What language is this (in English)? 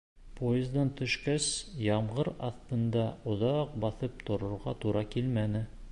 Bashkir